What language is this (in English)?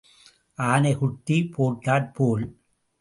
Tamil